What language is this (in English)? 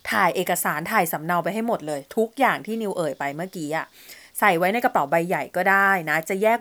Thai